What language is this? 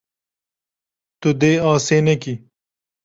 Kurdish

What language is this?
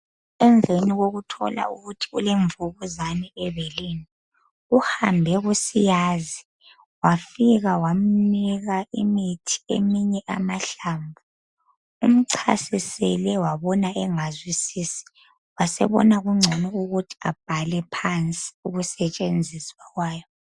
North Ndebele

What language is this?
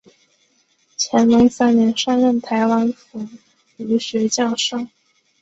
Chinese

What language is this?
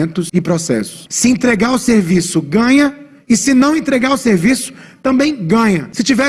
Portuguese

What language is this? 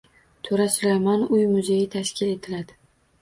Uzbek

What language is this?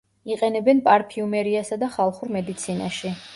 Georgian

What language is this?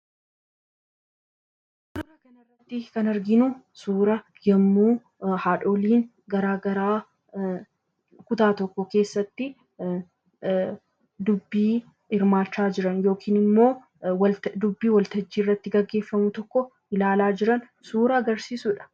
Oromo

